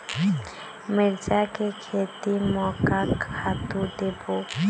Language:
Chhattisgarhi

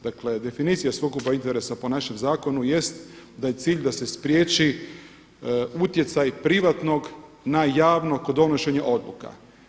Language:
Croatian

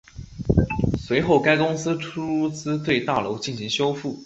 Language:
Chinese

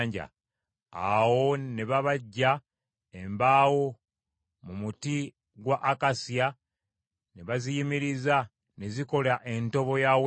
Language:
Ganda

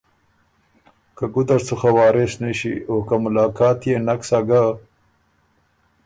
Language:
Ormuri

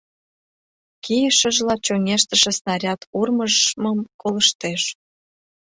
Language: Mari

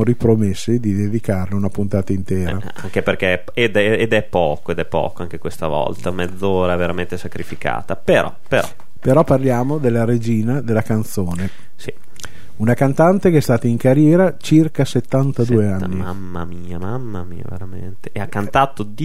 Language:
Italian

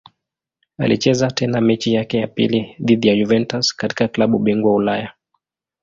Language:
Swahili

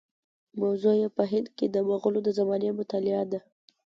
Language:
Pashto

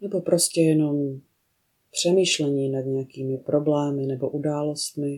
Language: Czech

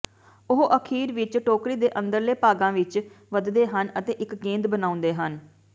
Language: Punjabi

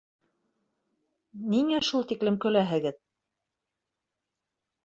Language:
Bashkir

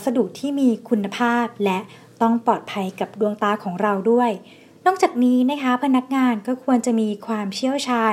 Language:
Thai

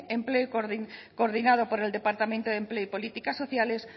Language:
Spanish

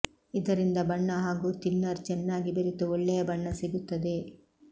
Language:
Kannada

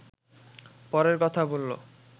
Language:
Bangla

